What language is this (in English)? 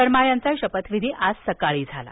Marathi